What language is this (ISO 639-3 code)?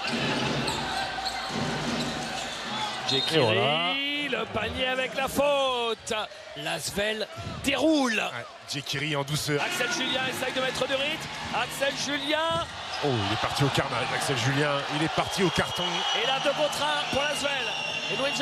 fra